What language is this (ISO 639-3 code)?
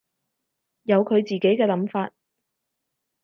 yue